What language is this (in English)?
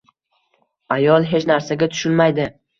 Uzbek